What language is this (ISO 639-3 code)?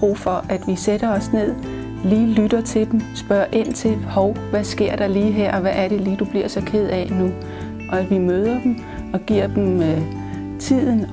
dan